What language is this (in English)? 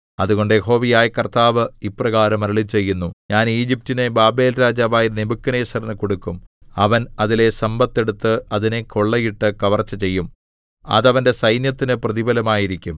Malayalam